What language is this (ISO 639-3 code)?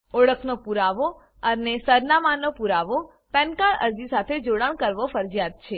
guj